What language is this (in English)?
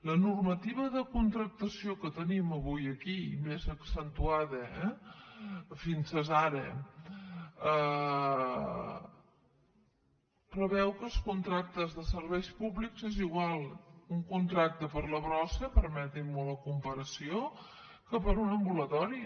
Catalan